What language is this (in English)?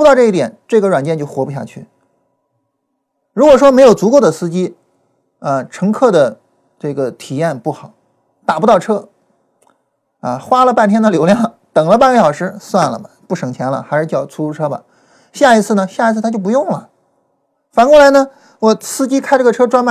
Chinese